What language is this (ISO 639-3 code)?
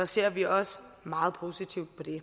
dan